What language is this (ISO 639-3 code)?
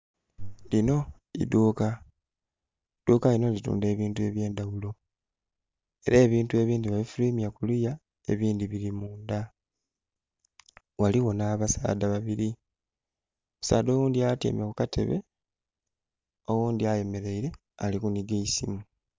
xog